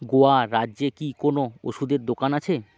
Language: Bangla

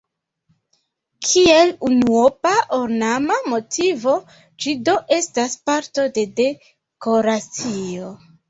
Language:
Esperanto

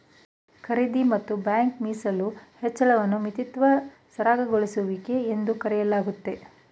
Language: Kannada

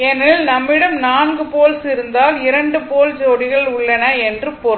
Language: Tamil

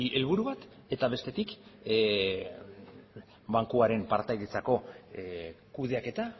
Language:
Basque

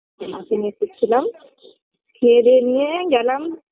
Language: Bangla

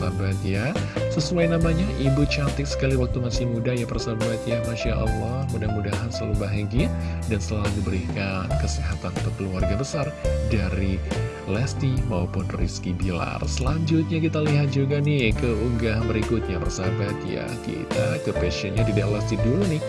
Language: Indonesian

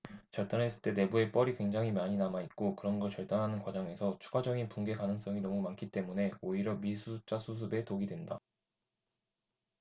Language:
Korean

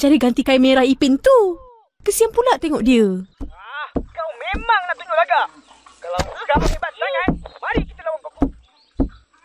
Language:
Malay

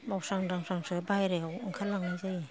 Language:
Bodo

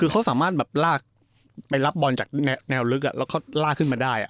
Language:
Thai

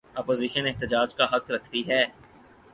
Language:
Urdu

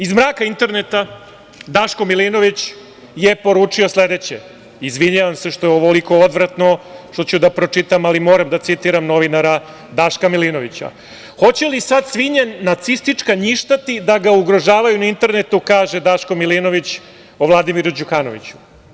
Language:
Serbian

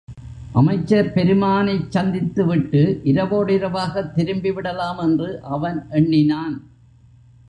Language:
Tamil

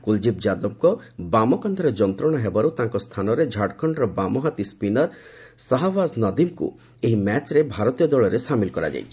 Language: Odia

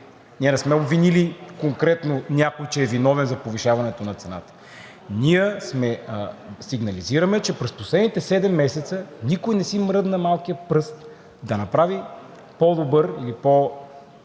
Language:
Bulgarian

